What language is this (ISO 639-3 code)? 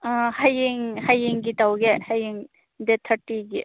mni